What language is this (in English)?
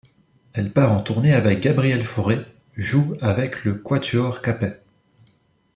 French